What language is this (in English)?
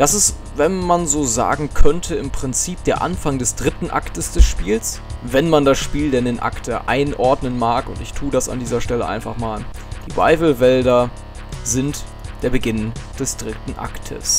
German